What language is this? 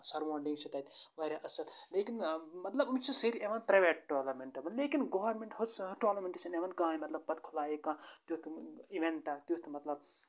Kashmiri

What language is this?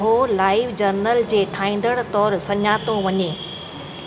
Sindhi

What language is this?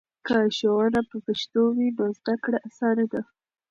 Pashto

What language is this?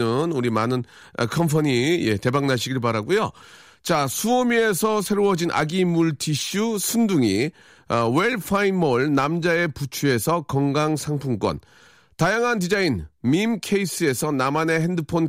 Korean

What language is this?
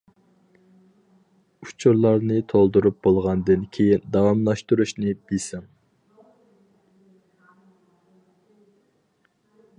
Uyghur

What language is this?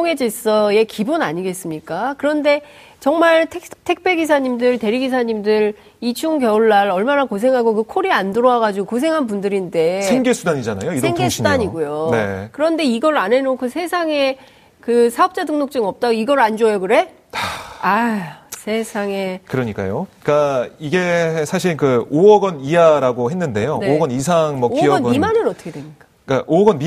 Korean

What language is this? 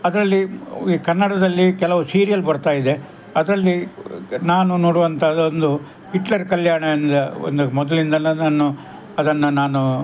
Kannada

